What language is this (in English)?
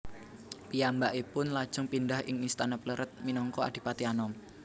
Javanese